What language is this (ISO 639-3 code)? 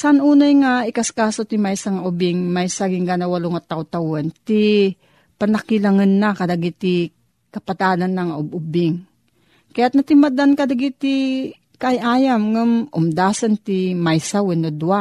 fil